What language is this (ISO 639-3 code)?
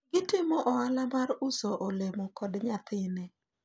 luo